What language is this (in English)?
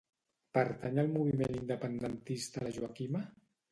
Catalan